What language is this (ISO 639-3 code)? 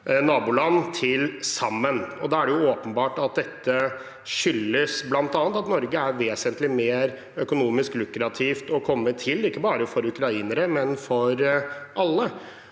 nor